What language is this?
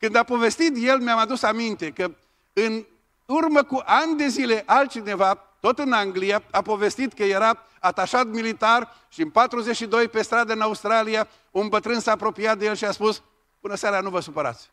Romanian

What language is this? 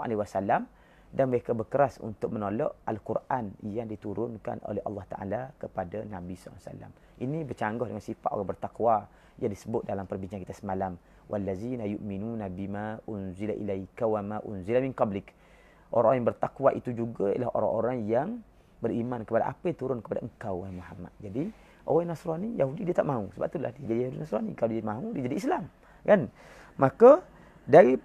Malay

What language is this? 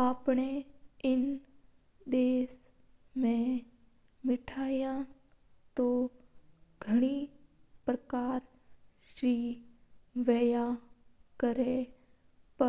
Mewari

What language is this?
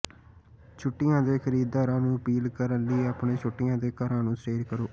Punjabi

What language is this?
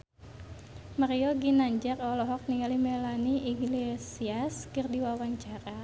Sundanese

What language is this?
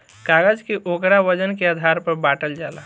Bhojpuri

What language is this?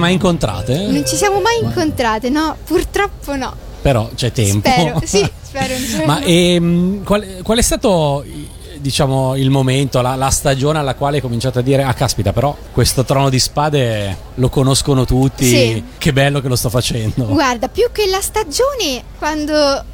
Italian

